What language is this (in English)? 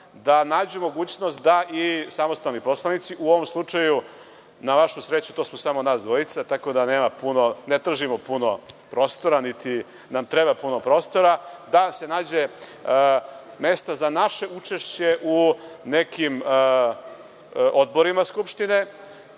Serbian